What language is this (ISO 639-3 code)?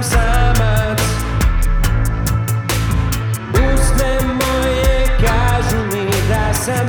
hrv